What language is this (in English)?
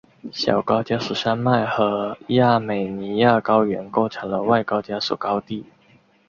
Chinese